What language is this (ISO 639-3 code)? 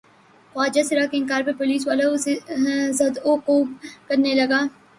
urd